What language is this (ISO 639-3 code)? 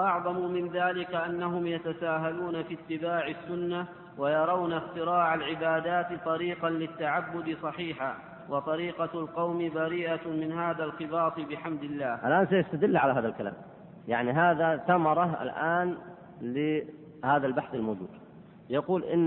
ara